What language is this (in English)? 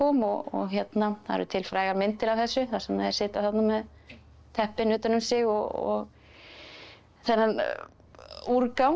Icelandic